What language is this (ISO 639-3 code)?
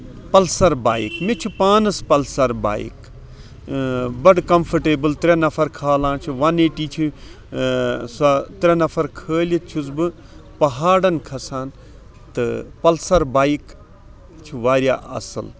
kas